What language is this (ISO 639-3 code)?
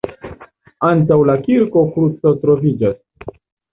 epo